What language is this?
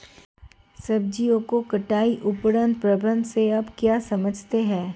Hindi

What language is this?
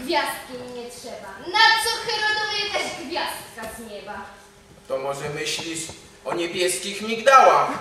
Polish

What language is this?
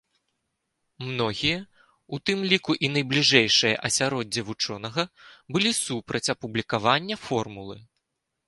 Belarusian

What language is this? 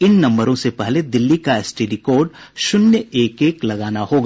Hindi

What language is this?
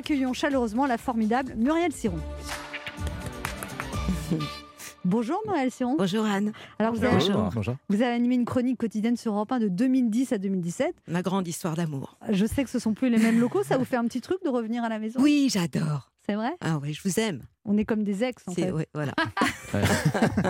French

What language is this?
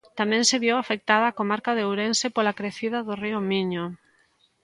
Galician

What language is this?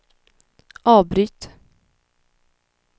Swedish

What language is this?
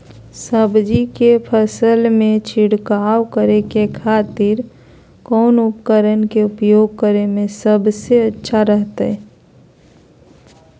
Magahi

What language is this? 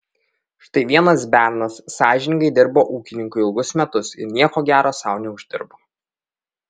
Lithuanian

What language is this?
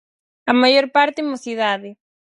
Galician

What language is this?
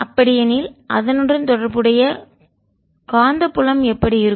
Tamil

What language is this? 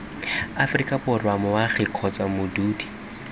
Tswana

